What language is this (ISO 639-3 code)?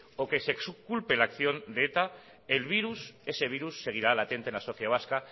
spa